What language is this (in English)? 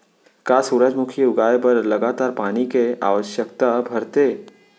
Chhattisgarhi